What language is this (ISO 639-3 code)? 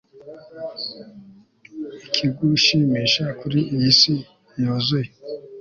kin